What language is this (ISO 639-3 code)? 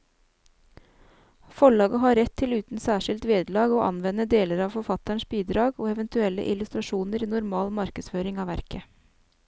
nor